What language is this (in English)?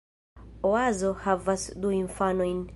Esperanto